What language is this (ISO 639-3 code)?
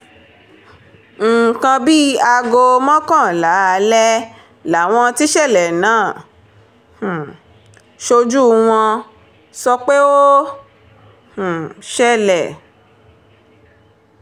yor